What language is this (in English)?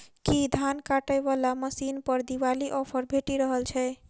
Maithili